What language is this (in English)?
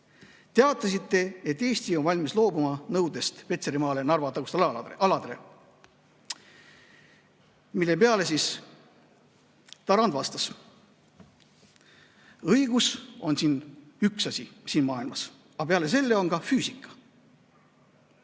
Estonian